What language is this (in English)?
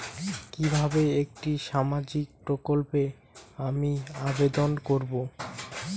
Bangla